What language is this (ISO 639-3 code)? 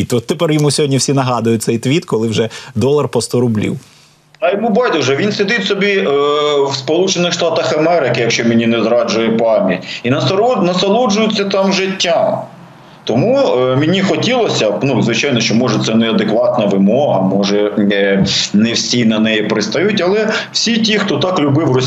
ukr